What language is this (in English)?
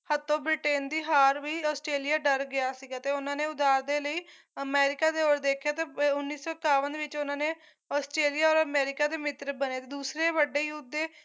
Punjabi